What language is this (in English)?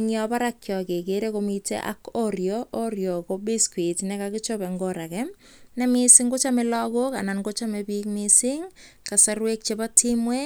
Kalenjin